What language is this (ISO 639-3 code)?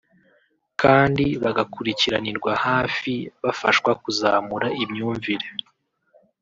kin